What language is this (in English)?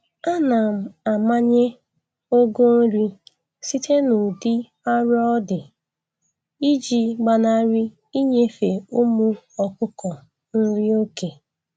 Igbo